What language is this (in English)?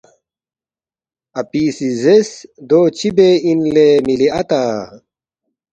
Balti